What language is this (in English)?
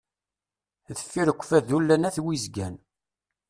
Kabyle